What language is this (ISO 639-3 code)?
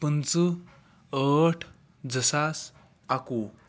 kas